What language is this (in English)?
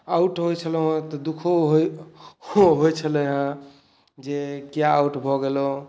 Maithili